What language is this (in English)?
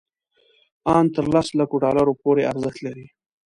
Pashto